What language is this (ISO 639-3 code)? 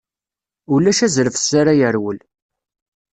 kab